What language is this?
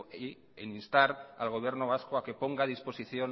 Spanish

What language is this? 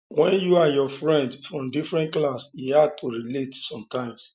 Nigerian Pidgin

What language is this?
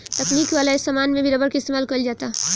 Bhojpuri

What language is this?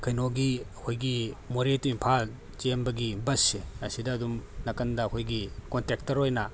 Manipuri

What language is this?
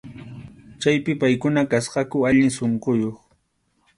Arequipa-La Unión Quechua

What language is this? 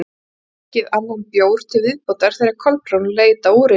Icelandic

